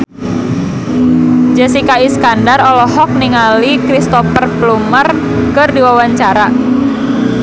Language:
Sundanese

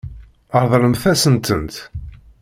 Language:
Kabyle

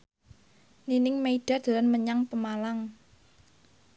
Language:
Javanese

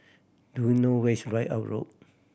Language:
English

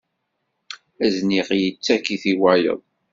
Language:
Kabyle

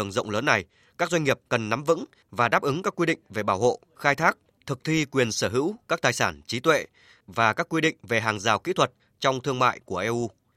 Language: Vietnamese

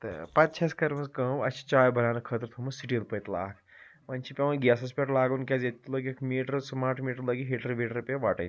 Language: Kashmiri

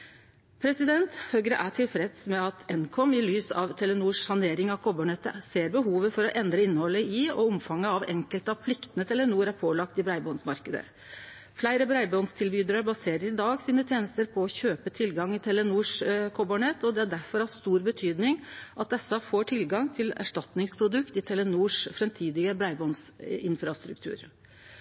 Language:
Norwegian Nynorsk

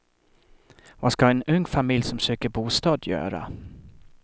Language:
Swedish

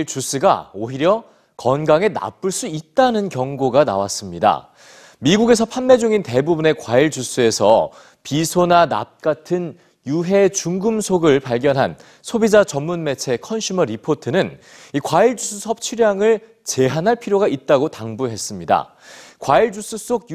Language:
Korean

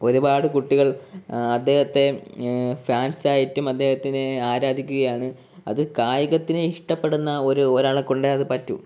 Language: Malayalam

